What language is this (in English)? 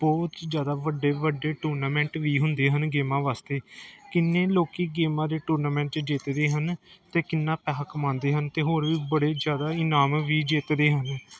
Punjabi